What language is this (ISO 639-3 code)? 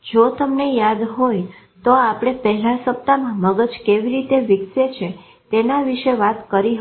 guj